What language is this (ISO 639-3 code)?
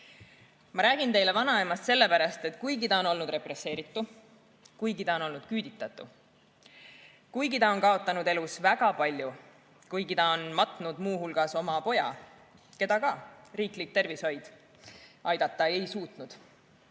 est